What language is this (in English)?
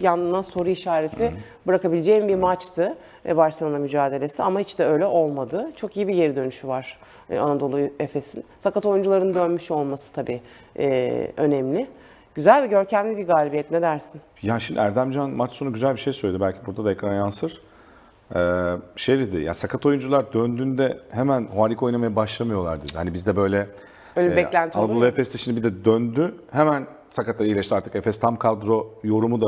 Turkish